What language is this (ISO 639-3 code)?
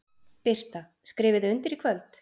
isl